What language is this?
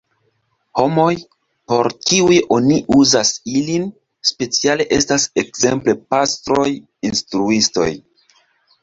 Esperanto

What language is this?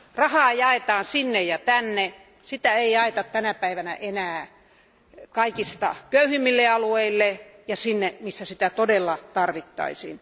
Finnish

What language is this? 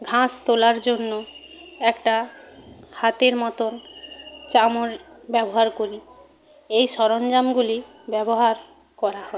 Bangla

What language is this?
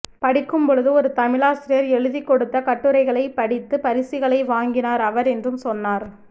Tamil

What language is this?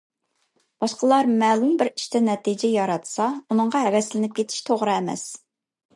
Uyghur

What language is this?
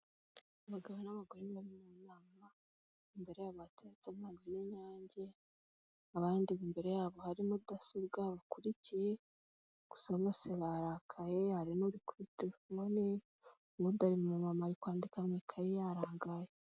Kinyarwanda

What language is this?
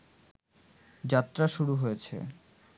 Bangla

